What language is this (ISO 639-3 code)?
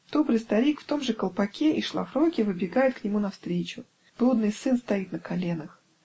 rus